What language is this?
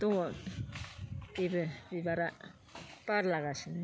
Bodo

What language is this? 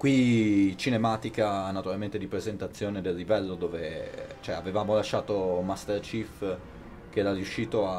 Italian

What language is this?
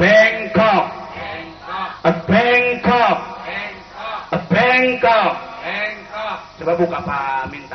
Indonesian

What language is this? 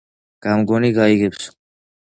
Georgian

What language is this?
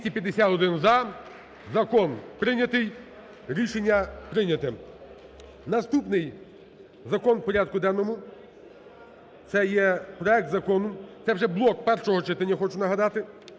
Ukrainian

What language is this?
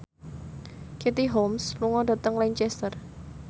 Javanese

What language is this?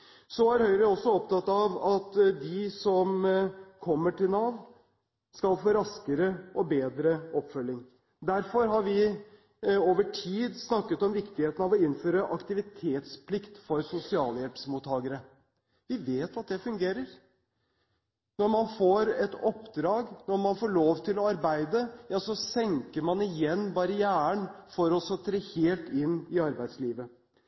Norwegian Bokmål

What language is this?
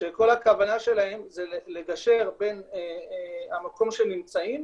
Hebrew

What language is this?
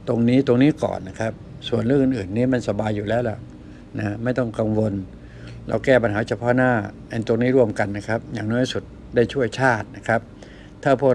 Thai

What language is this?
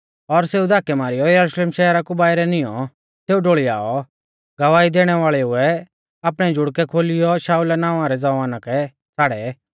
Mahasu Pahari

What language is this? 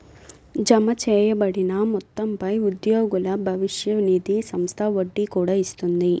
Telugu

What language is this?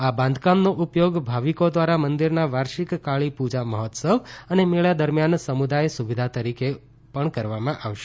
Gujarati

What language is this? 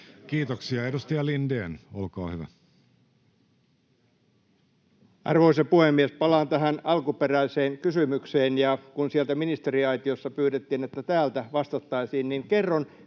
Finnish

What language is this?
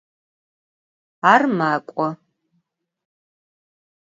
Adyghe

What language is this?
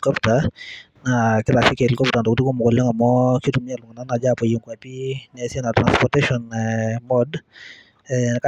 Masai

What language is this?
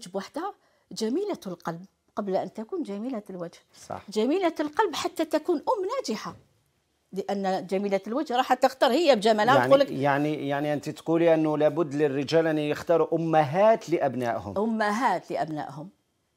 Arabic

